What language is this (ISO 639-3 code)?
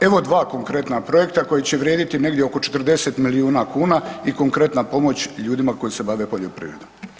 hrv